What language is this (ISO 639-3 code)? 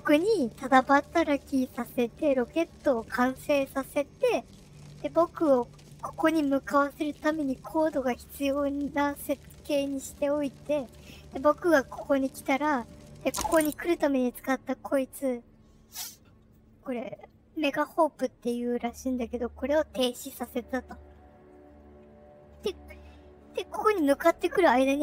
jpn